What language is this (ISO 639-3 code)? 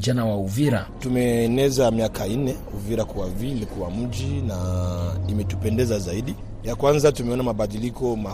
swa